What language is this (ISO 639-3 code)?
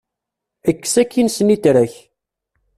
kab